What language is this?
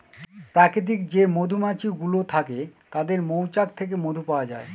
Bangla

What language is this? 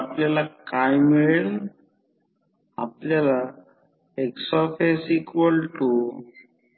Marathi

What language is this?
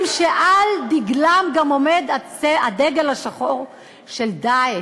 Hebrew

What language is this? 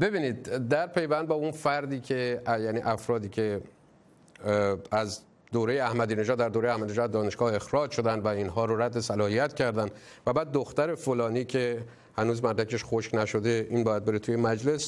Persian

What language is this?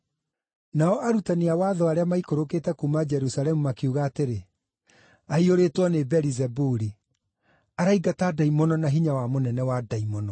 Kikuyu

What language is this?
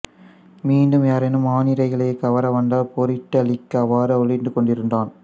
Tamil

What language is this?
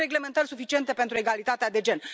Romanian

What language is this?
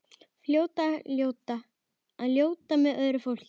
Icelandic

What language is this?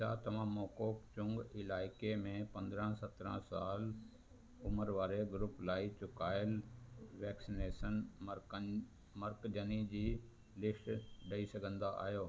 Sindhi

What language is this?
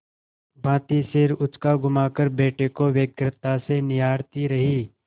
Hindi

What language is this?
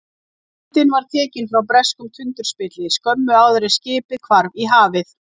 Icelandic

